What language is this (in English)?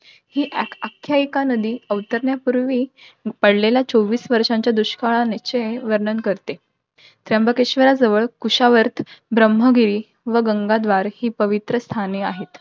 Marathi